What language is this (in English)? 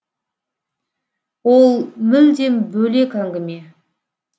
Kazakh